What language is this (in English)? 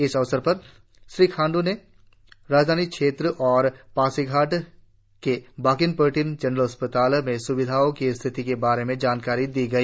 Hindi